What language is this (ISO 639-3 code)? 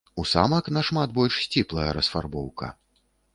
bel